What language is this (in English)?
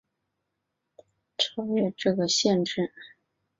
Chinese